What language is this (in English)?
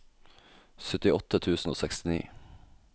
Norwegian